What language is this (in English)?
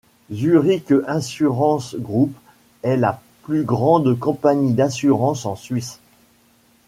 French